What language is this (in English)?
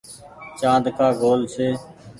Goaria